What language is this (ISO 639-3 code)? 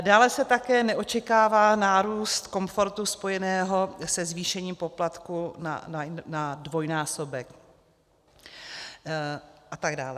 ces